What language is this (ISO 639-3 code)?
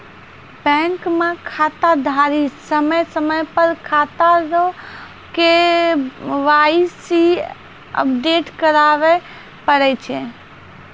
mai